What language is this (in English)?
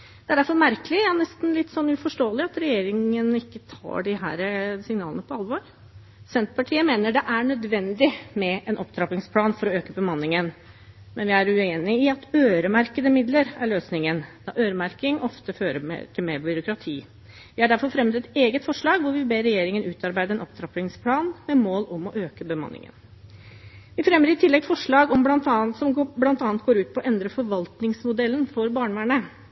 Norwegian Bokmål